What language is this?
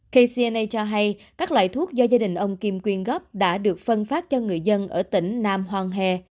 Vietnamese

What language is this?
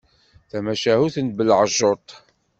Kabyle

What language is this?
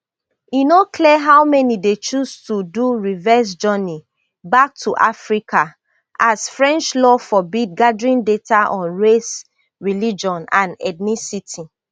Nigerian Pidgin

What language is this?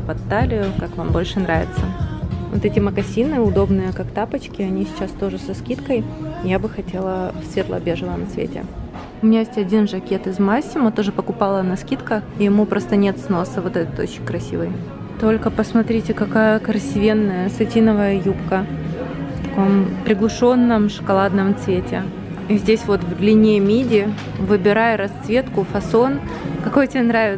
Russian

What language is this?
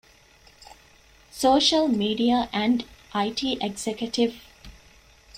Divehi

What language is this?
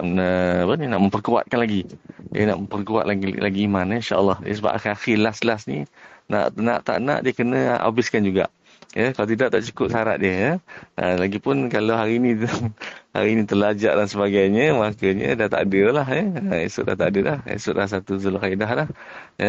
Malay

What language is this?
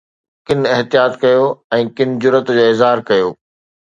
Sindhi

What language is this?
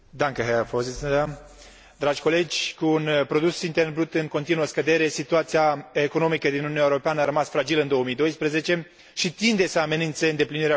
Romanian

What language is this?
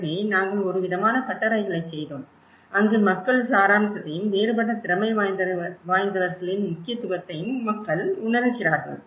Tamil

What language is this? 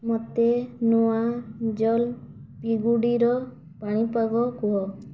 Odia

